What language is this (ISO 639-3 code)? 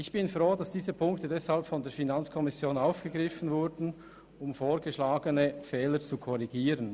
gsw